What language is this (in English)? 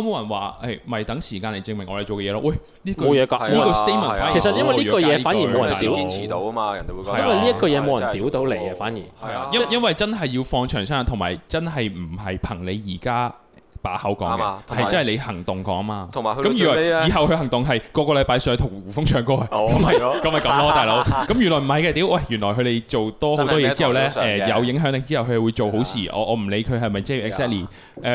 Chinese